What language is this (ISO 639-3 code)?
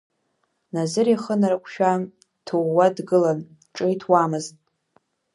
abk